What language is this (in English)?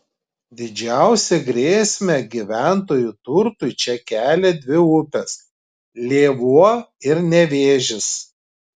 Lithuanian